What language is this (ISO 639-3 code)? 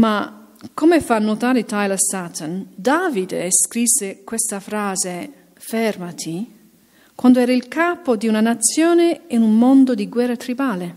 ita